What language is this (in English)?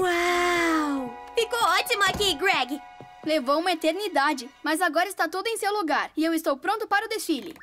Portuguese